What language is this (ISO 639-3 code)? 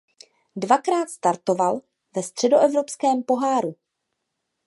ces